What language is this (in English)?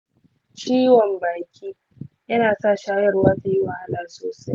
Hausa